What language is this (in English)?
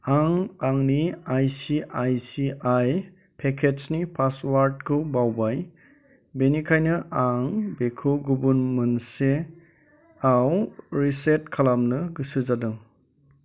Bodo